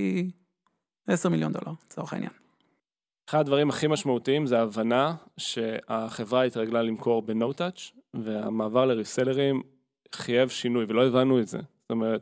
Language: Hebrew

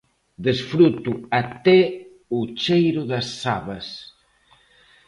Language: Galician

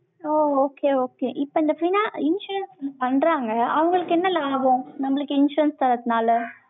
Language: Tamil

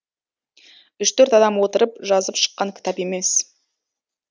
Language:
Kazakh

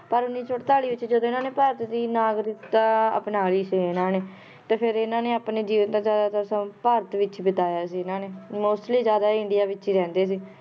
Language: Punjabi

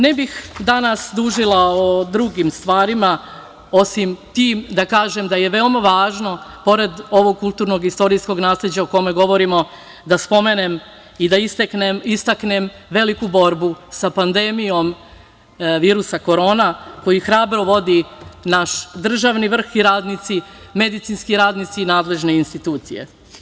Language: Serbian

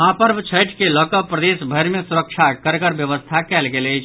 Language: Maithili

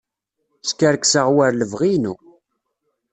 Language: Kabyle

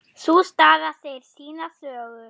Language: Icelandic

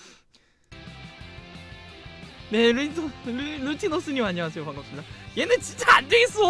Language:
Korean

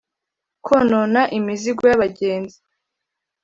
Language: Kinyarwanda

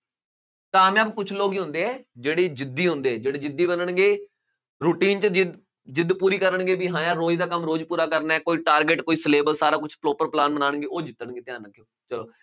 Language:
Punjabi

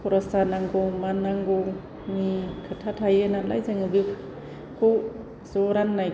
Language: Bodo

